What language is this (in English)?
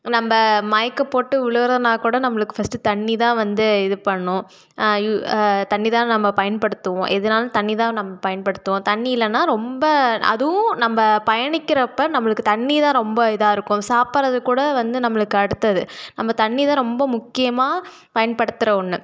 Tamil